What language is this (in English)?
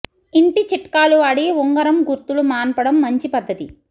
Telugu